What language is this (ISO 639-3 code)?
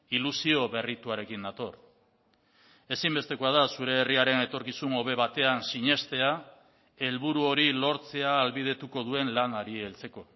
eus